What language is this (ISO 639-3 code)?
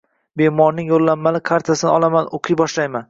uzb